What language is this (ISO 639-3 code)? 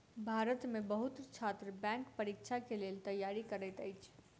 mai